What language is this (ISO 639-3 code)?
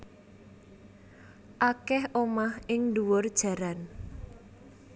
jav